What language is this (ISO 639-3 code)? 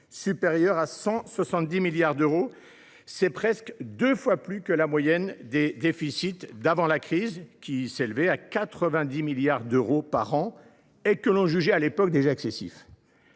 fra